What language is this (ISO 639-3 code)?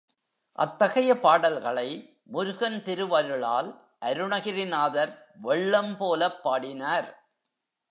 tam